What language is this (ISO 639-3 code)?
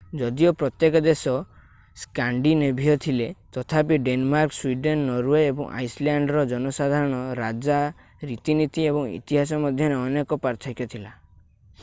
ori